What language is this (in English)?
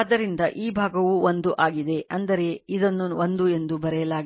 Kannada